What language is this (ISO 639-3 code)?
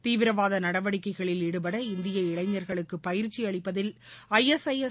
tam